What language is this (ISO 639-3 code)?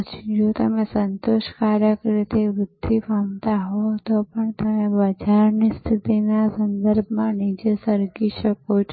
guj